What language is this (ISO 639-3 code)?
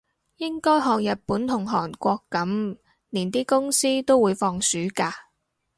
yue